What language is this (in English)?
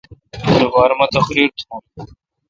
Kalkoti